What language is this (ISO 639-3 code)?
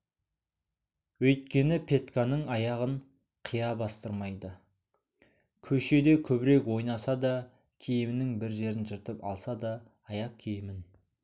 kaz